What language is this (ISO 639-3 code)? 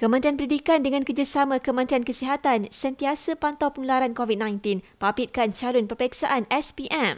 msa